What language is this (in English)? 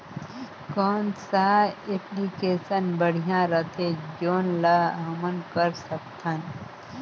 Chhattisgarhi